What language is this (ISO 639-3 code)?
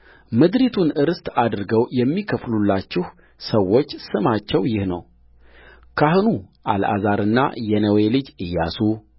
amh